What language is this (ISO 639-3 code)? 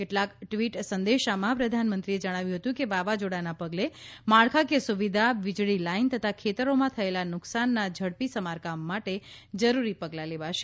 guj